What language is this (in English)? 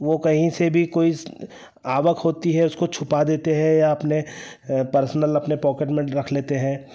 Hindi